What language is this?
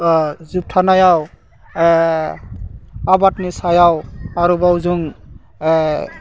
Bodo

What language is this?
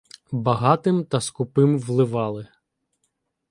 Ukrainian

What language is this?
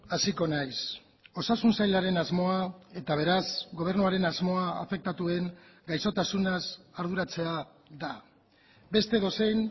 Basque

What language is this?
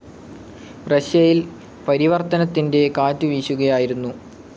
Malayalam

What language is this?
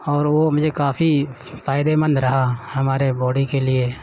Urdu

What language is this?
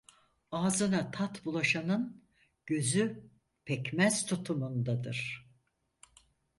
Turkish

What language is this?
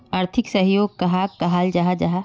Magahi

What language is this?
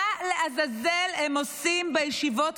Hebrew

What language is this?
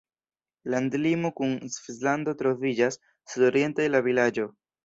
Esperanto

